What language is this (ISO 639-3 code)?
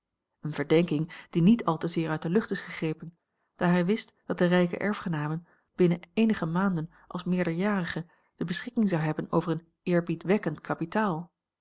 nld